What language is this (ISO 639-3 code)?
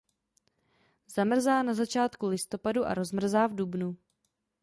ces